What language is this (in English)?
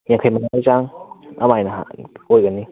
Manipuri